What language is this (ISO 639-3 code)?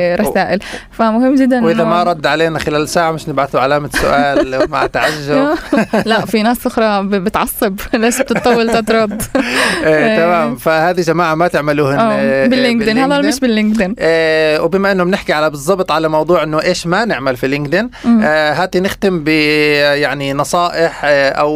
ara